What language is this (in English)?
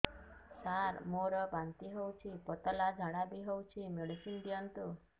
Odia